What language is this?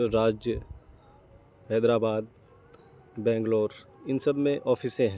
Urdu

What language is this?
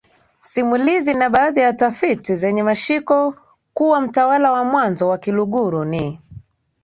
Swahili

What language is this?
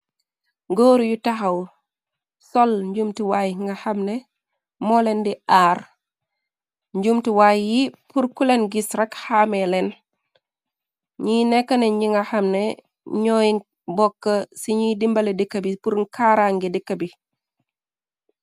Wolof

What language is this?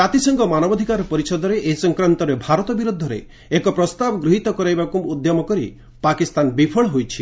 Odia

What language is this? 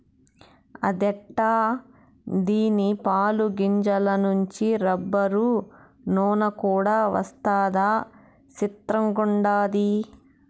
Telugu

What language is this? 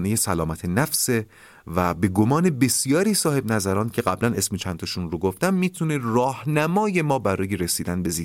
Persian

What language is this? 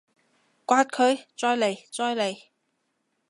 Cantonese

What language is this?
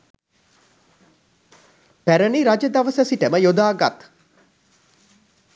Sinhala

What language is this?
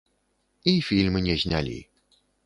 Belarusian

